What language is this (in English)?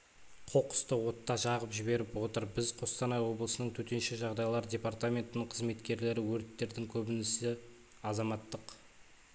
Kazakh